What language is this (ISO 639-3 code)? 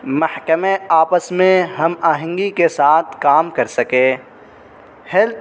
urd